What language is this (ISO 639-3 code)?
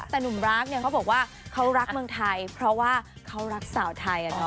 tha